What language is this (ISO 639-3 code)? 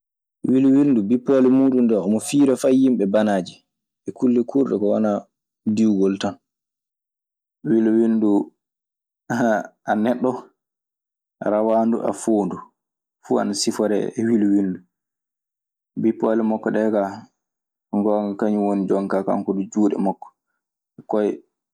ffm